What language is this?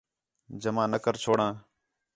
Khetrani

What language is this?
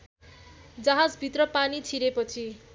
Nepali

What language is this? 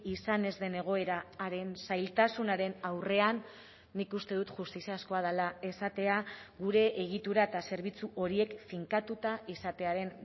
Basque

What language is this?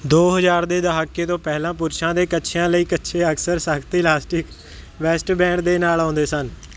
Punjabi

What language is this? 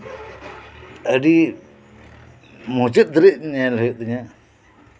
Santali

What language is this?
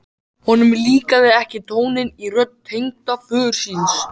Icelandic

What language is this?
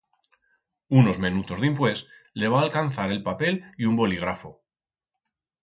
Aragonese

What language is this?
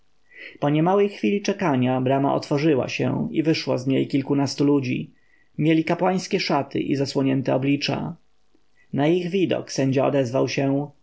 Polish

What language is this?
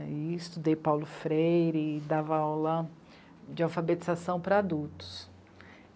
Portuguese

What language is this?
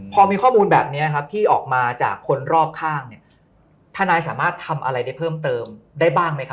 Thai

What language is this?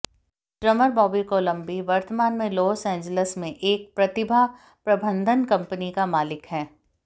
Hindi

